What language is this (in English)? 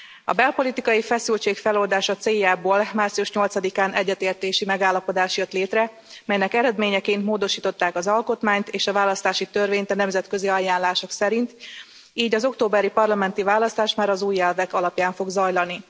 Hungarian